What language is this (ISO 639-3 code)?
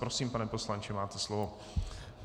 ces